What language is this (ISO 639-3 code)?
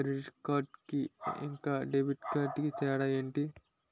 tel